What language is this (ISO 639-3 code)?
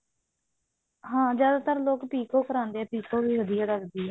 pan